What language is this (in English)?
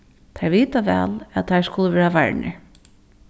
Faroese